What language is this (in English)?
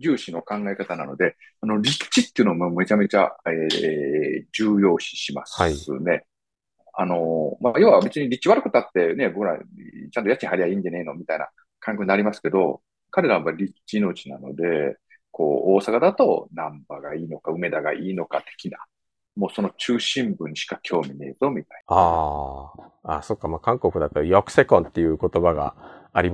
Japanese